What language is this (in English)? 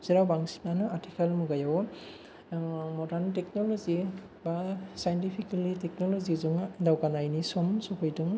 Bodo